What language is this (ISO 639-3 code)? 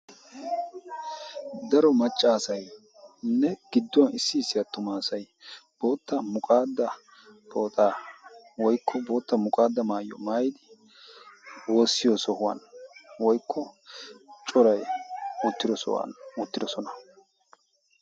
wal